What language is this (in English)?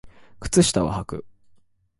Japanese